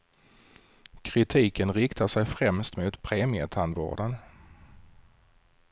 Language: Swedish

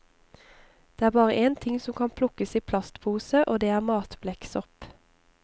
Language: Norwegian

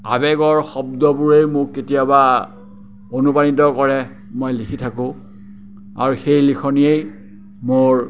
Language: Assamese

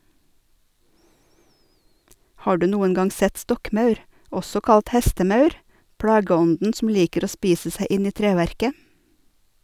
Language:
Norwegian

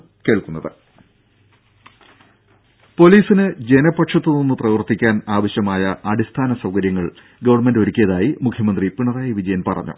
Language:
Malayalam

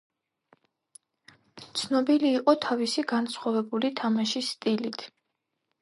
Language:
Georgian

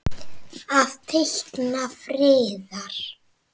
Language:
Icelandic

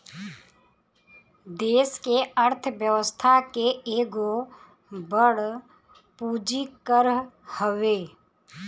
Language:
Bhojpuri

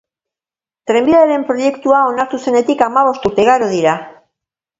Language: Basque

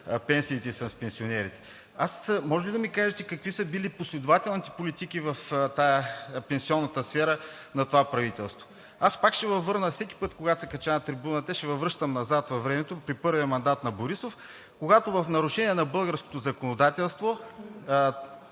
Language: Bulgarian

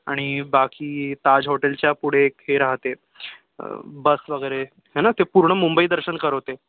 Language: Marathi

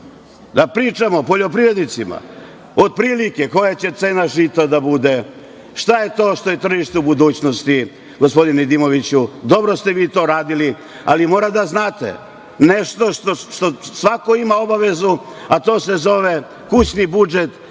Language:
Serbian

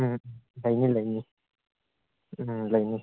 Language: Manipuri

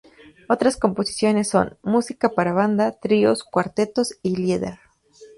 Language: Spanish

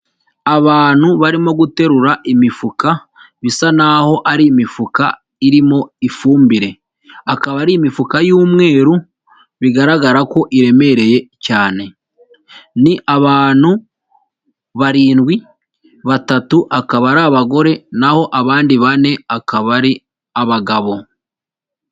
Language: Kinyarwanda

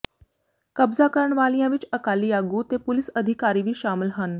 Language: Punjabi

